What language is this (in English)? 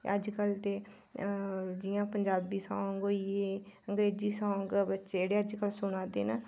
Dogri